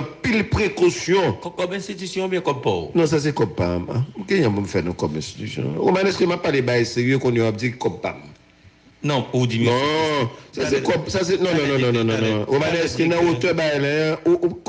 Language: French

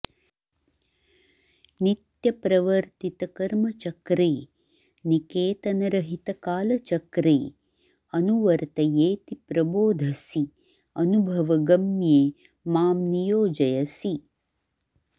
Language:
Sanskrit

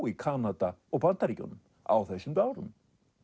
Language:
Icelandic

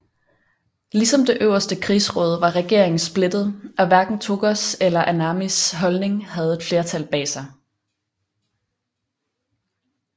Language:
Danish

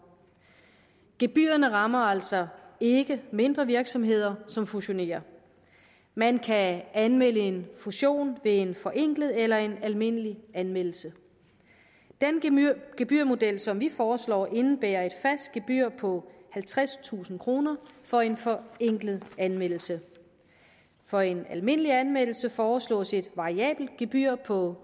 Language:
Danish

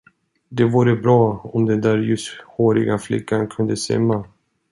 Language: Swedish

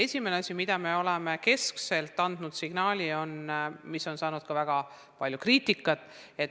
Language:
Estonian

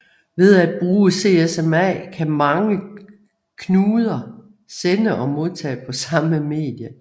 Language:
Danish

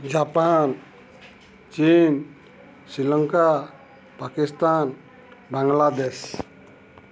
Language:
Odia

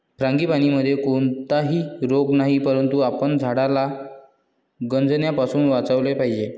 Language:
Marathi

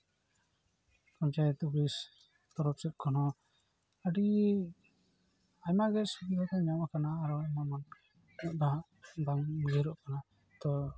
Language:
Santali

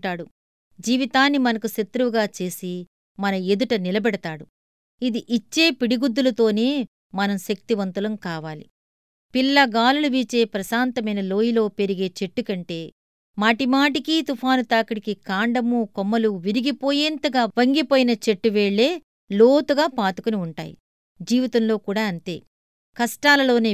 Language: Telugu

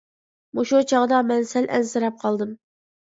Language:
Uyghur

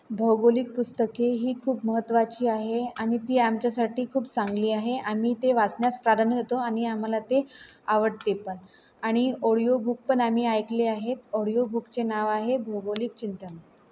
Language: Marathi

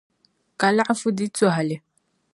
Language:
Dagbani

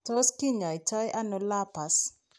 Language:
Kalenjin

